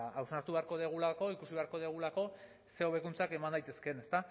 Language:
Basque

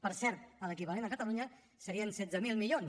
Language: Catalan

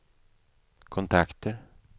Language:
Swedish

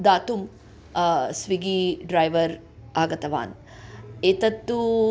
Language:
Sanskrit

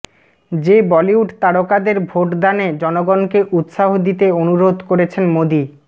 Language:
Bangla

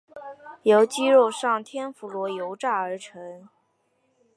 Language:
Chinese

